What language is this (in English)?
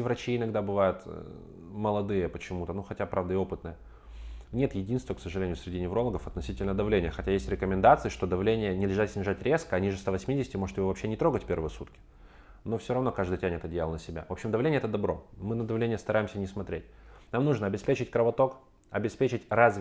Russian